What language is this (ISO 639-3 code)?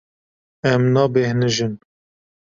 kur